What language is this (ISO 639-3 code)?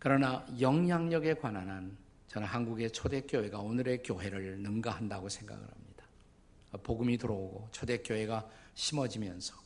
kor